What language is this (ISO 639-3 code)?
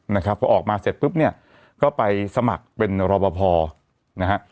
tha